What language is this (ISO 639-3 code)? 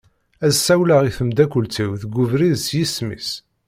kab